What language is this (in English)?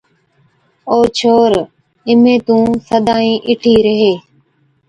Od